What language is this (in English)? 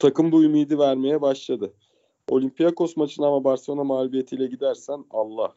Turkish